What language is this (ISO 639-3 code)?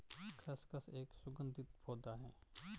hin